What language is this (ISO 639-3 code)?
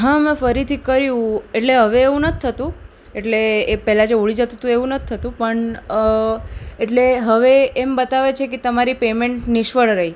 guj